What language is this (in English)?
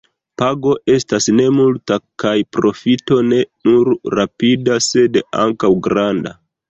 Esperanto